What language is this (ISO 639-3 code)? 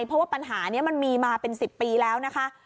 tha